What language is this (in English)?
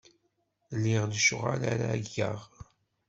Kabyle